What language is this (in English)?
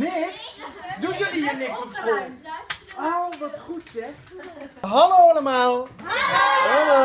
Dutch